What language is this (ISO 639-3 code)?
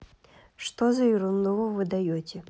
rus